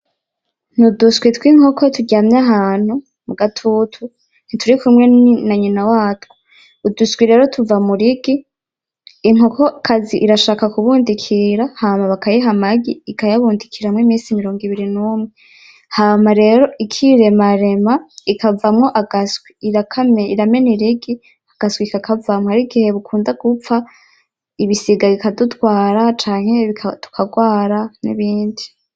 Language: Rundi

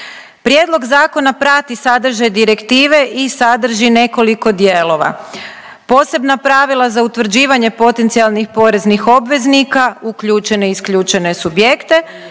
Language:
Croatian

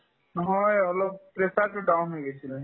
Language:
Assamese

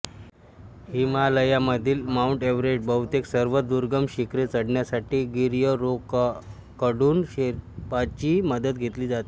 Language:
Marathi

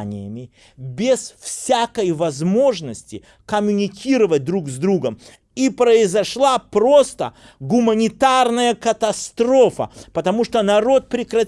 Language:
Russian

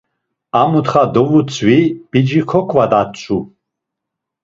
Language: Laz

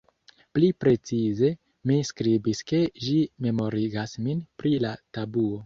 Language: Esperanto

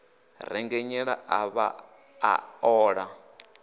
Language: Venda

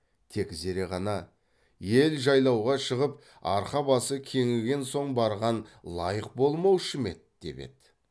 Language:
Kazakh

